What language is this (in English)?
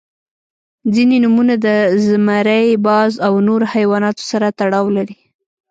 Pashto